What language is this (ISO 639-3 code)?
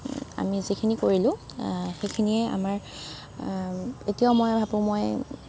asm